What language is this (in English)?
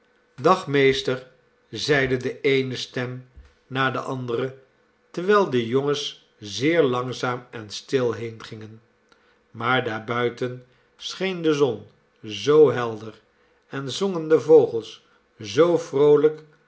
Dutch